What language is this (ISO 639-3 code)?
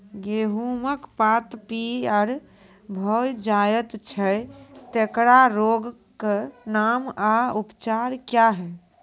mai